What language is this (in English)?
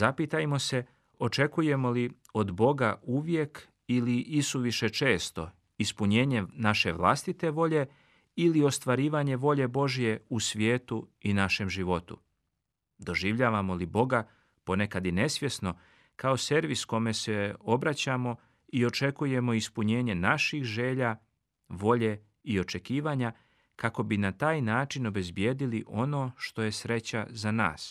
Croatian